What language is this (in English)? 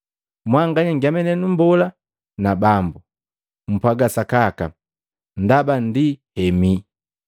Matengo